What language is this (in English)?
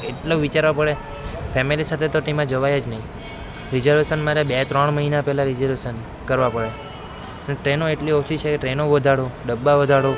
Gujarati